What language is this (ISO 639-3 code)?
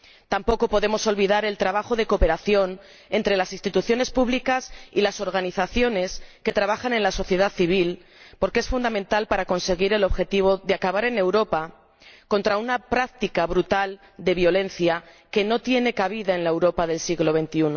spa